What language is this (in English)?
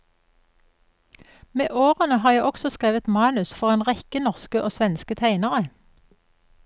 Norwegian